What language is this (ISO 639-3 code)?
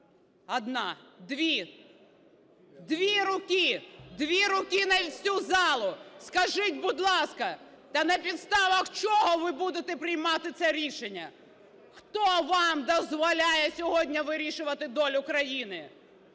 ukr